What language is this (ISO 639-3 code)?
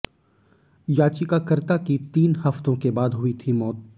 hin